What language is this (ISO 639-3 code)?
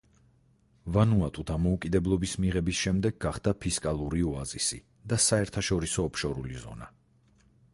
kat